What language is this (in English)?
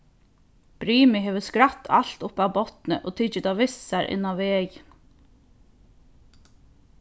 Faroese